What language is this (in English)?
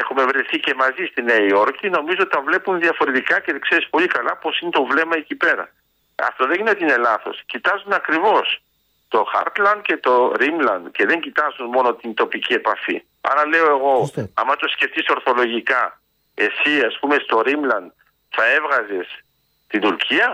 Greek